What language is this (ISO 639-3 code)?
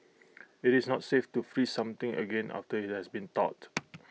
eng